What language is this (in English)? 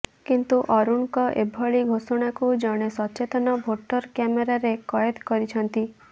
Odia